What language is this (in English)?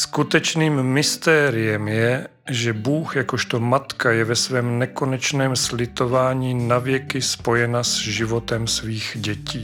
Czech